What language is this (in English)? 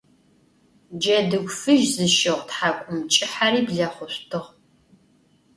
Adyghe